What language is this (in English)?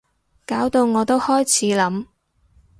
Cantonese